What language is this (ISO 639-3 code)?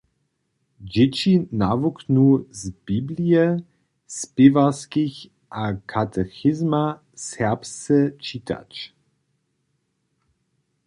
hsb